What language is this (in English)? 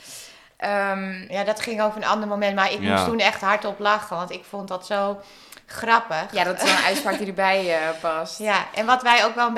Dutch